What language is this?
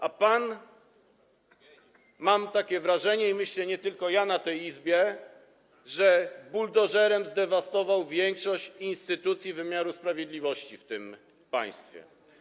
Polish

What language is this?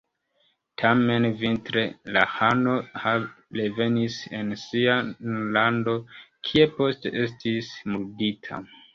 Esperanto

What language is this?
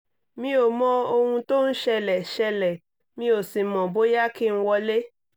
Yoruba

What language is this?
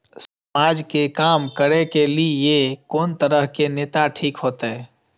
Maithili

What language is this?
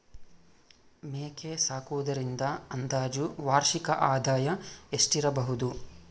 Kannada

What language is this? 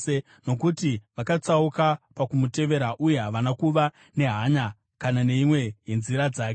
Shona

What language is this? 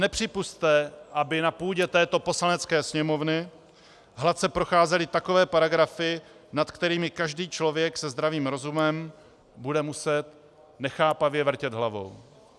Czech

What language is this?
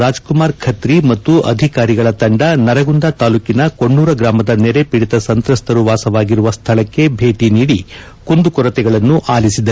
Kannada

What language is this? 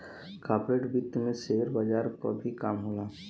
Bhojpuri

